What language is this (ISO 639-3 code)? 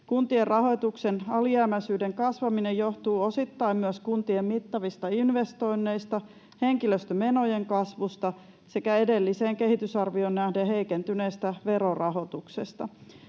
fin